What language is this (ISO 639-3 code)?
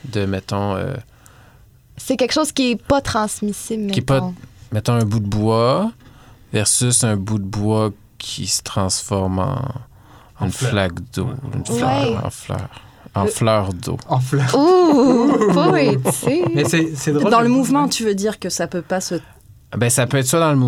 fra